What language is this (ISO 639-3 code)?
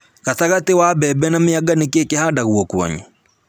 kik